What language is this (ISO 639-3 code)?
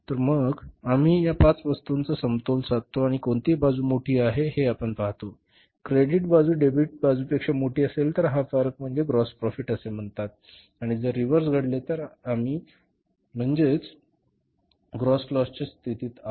mar